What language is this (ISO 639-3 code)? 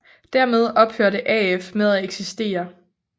dan